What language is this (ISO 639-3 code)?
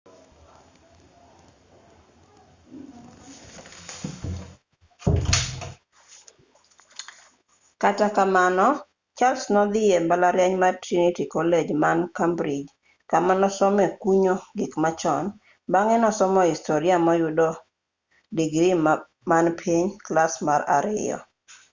luo